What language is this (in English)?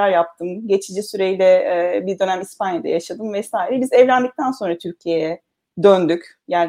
Turkish